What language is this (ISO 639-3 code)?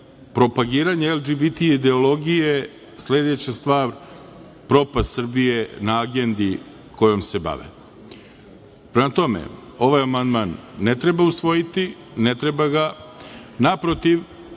srp